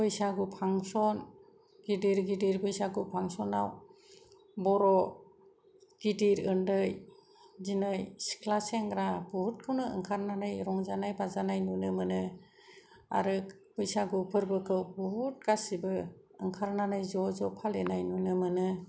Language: Bodo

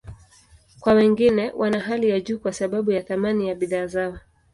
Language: Swahili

